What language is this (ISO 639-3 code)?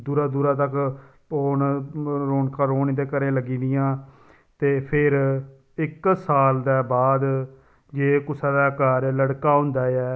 doi